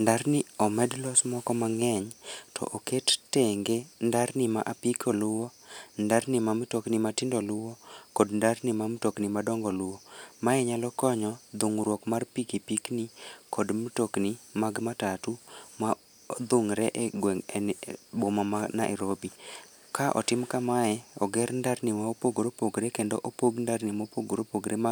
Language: Luo (Kenya and Tanzania)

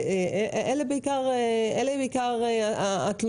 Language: Hebrew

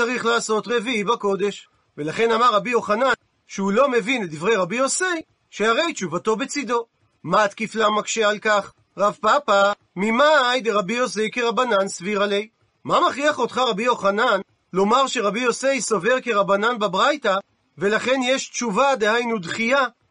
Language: Hebrew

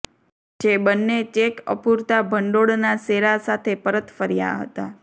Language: Gujarati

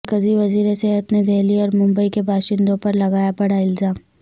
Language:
Urdu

